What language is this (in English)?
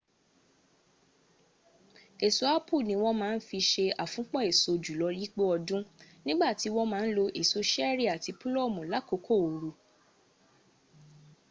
Yoruba